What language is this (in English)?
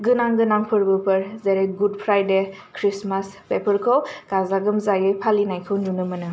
Bodo